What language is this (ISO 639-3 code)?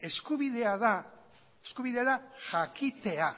eus